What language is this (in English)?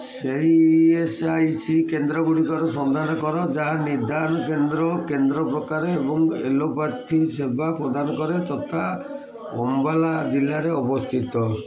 Odia